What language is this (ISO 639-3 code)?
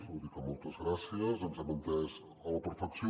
cat